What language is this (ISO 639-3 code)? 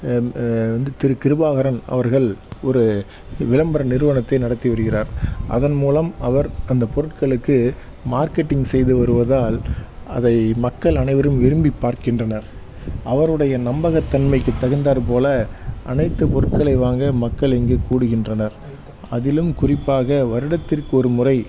tam